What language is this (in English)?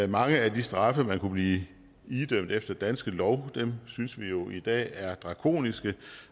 Danish